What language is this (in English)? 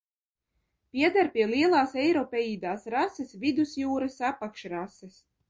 Latvian